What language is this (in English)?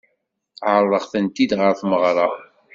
Kabyle